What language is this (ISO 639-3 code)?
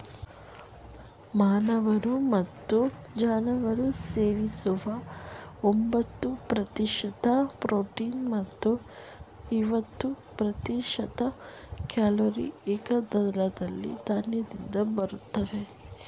kan